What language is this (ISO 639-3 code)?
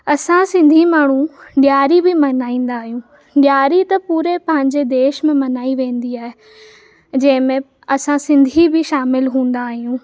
snd